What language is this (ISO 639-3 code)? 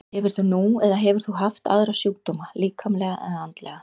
isl